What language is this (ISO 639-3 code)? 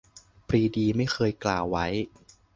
tha